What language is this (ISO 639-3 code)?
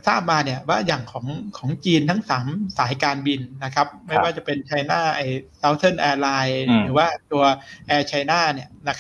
tha